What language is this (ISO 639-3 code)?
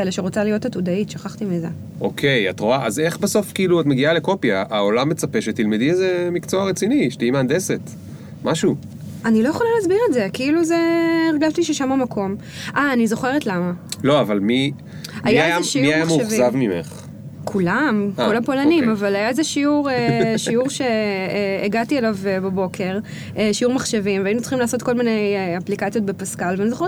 heb